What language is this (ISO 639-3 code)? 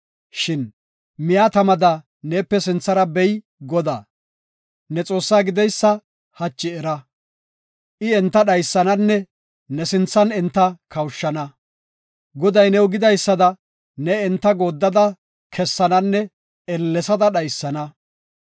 gof